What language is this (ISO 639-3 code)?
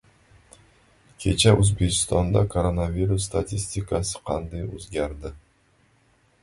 uzb